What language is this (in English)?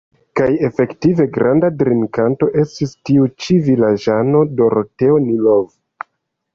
Esperanto